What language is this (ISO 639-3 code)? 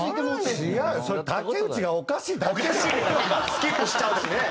jpn